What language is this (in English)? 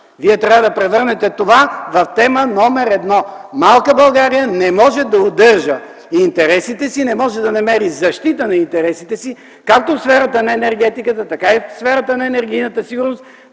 Bulgarian